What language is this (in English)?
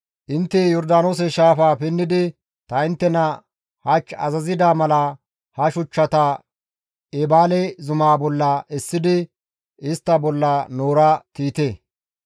Gamo